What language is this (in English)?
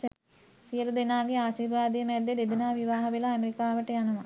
Sinhala